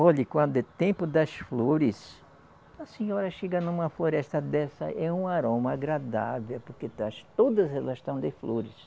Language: Portuguese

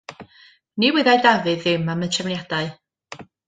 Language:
Welsh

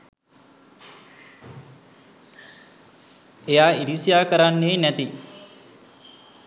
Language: Sinhala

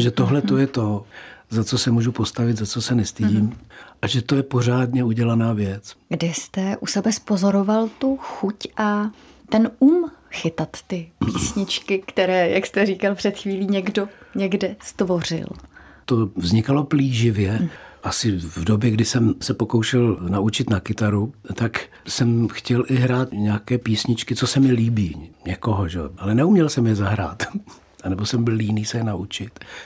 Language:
Czech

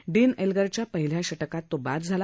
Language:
Marathi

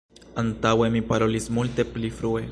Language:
Esperanto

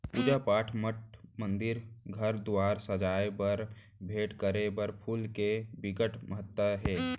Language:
Chhattisgarhi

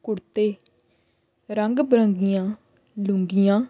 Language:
Punjabi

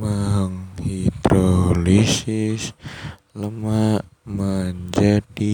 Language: Indonesian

